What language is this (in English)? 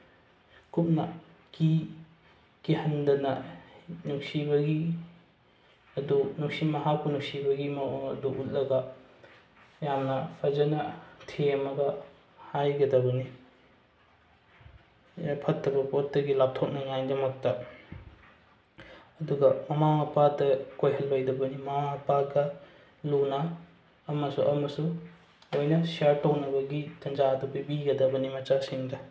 Manipuri